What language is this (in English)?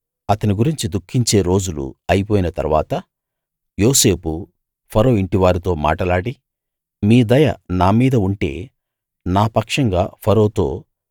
Telugu